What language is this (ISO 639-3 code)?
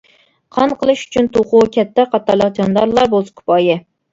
uig